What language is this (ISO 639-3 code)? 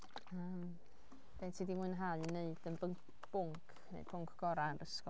cym